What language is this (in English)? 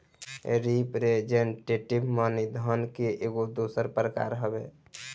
Bhojpuri